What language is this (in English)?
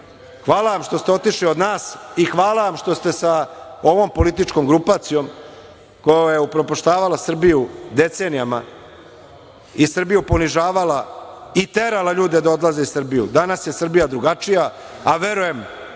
Serbian